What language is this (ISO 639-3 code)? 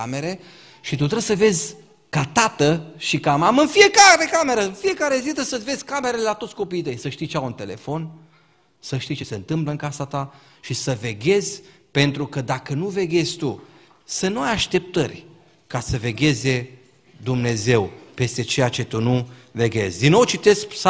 ron